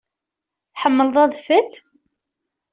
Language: Kabyle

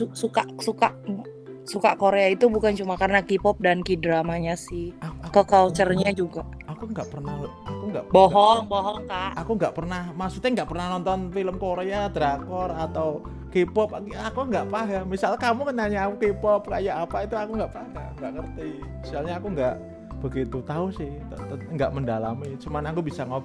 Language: Indonesian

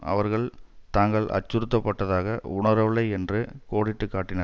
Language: Tamil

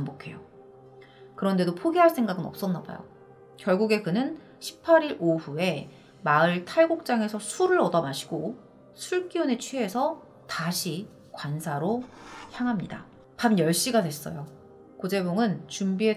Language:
Korean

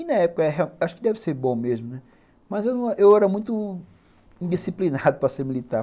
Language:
Portuguese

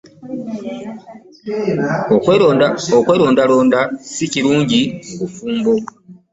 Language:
Ganda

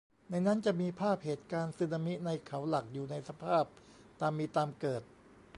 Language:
Thai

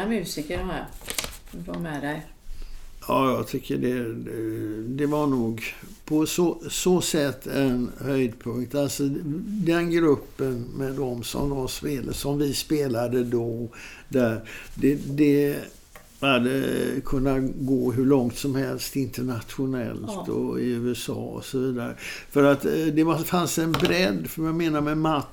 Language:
Swedish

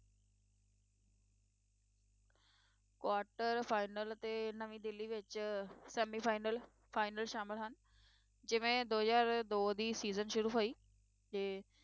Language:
Punjabi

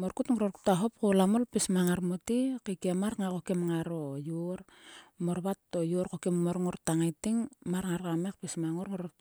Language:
Sulka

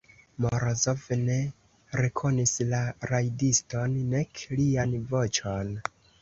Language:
Esperanto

